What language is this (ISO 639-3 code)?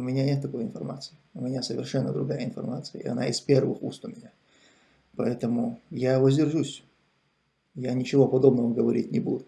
rus